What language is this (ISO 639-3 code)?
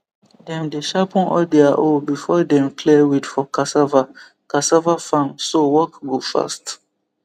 pcm